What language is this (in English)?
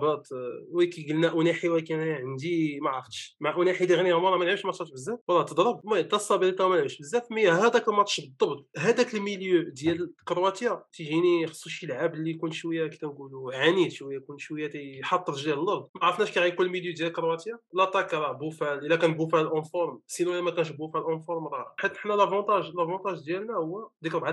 Arabic